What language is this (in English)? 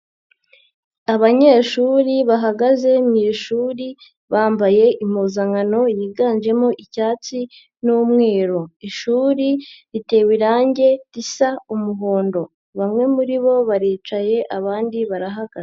Kinyarwanda